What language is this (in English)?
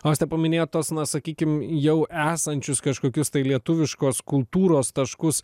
Lithuanian